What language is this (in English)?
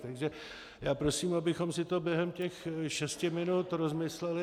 Czech